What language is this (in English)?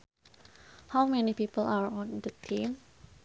Sundanese